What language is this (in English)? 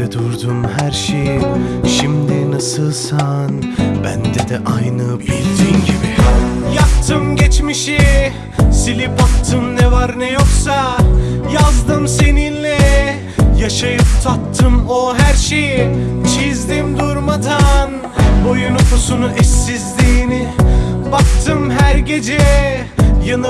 Turkish